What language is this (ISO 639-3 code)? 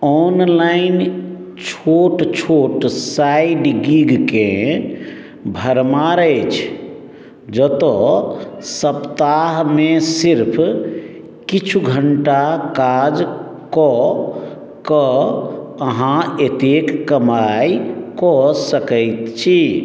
mai